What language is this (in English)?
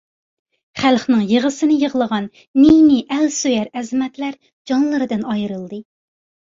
Uyghur